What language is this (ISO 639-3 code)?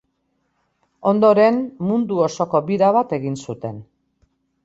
eus